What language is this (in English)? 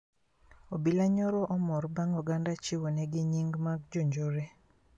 Luo (Kenya and Tanzania)